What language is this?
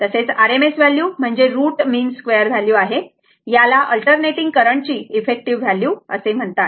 Marathi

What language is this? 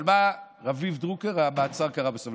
Hebrew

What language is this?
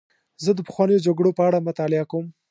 Pashto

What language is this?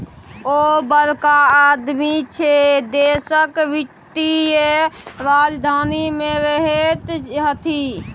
Maithili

